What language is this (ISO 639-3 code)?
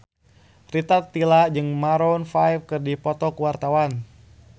sun